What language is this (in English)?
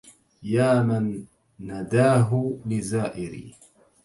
Arabic